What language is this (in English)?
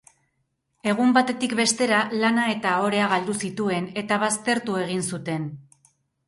Basque